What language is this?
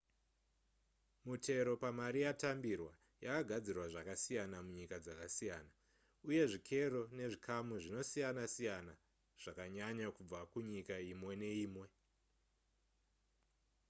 Shona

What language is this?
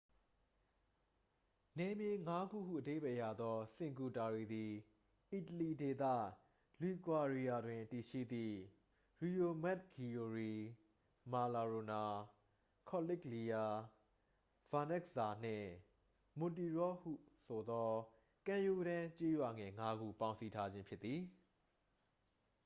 Burmese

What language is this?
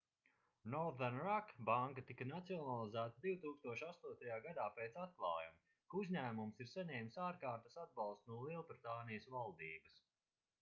Latvian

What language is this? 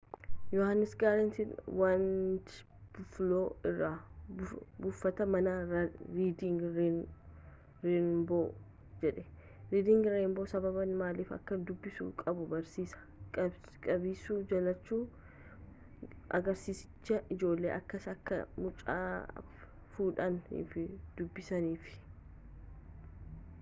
Oromo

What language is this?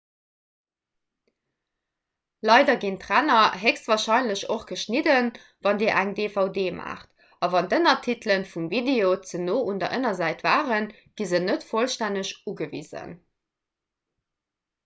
Luxembourgish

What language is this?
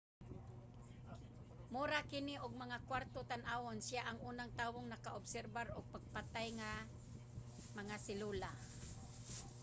Cebuano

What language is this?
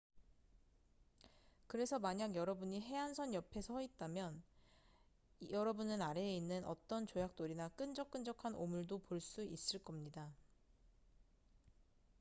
Korean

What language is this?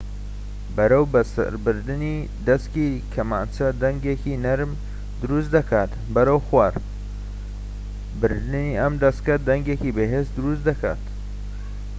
Central Kurdish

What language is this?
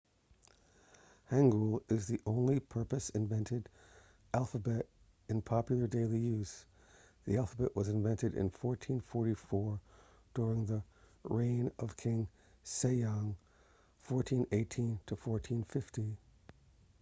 English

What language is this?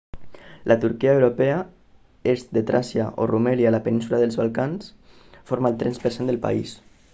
Catalan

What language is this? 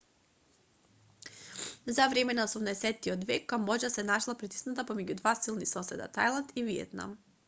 Macedonian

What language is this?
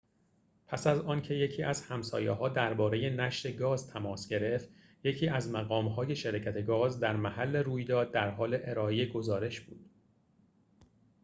Persian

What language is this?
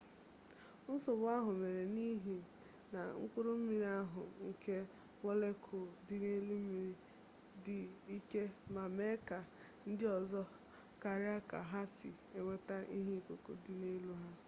Igbo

